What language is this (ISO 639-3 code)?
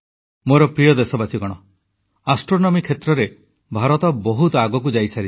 ori